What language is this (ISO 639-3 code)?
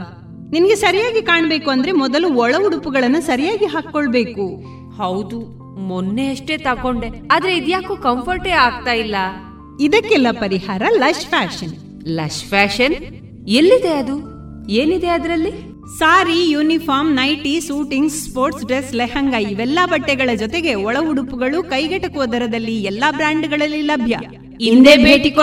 kan